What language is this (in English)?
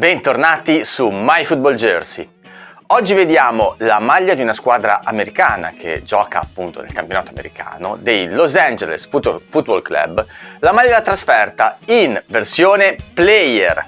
Italian